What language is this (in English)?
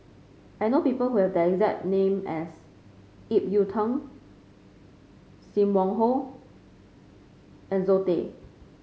English